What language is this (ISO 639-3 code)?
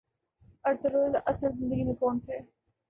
urd